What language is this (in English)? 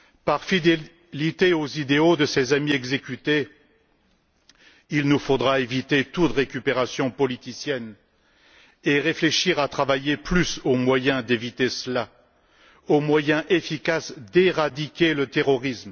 French